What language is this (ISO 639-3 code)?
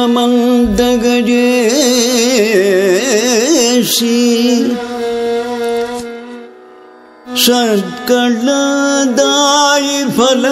ron